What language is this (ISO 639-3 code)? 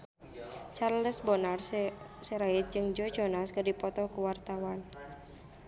sun